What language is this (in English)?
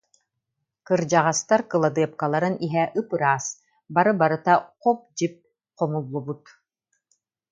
Yakut